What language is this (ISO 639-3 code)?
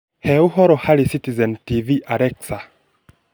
kik